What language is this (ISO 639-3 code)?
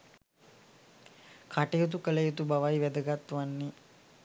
sin